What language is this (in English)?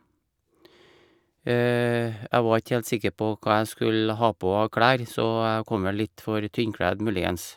Norwegian